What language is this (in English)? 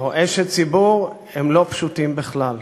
Hebrew